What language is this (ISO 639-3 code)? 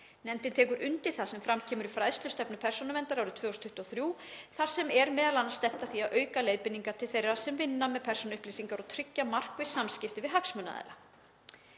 isl